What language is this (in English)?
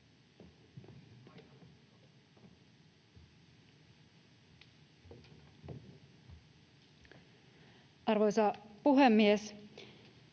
Finnish